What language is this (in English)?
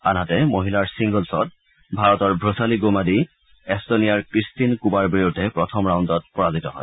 Assamese